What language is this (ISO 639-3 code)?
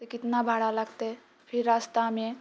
mai